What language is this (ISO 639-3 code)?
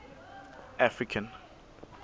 sot